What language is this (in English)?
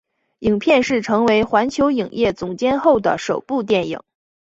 Chinese